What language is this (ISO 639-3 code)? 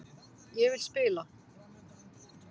isl